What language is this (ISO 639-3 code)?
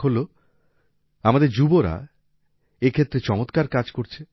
ben